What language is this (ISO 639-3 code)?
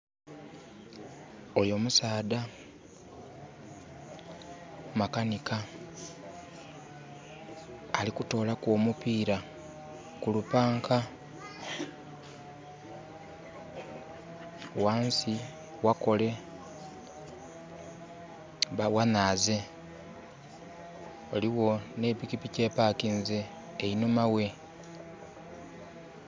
xog